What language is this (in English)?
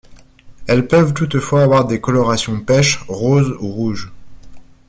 French